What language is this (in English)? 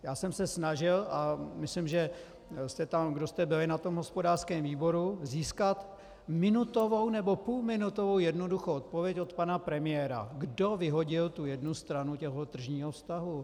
Czech